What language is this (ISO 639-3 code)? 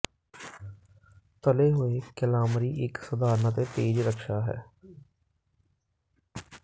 pan